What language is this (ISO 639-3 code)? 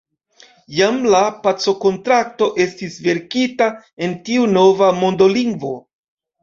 epo